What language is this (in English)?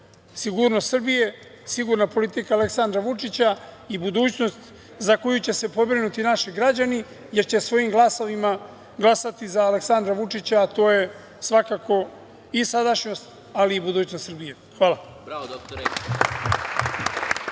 Serbian